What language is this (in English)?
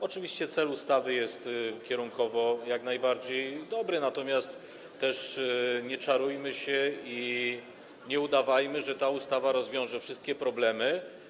Polish